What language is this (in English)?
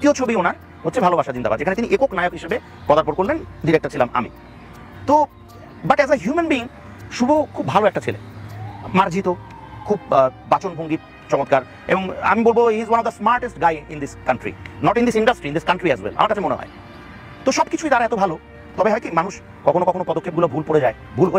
Bangla